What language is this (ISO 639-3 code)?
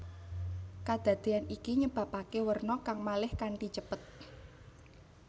jav